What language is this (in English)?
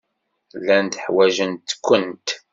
Kabyle